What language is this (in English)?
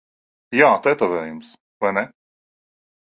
Latvian